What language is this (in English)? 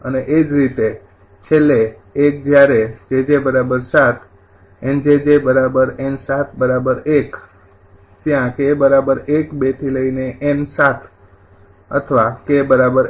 Gujarati